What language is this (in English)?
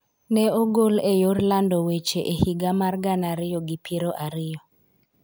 Luo (Kenya and Tanzania)